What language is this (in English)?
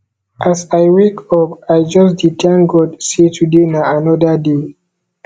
Nigerian Pidgin